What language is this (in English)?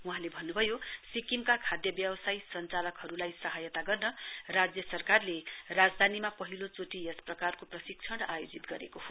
Nepali